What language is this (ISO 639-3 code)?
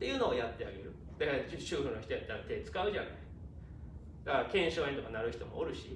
jpn